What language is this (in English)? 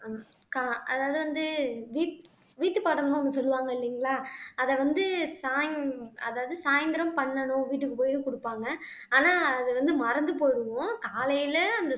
Tamil